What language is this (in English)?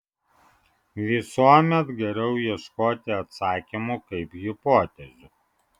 Lithuanian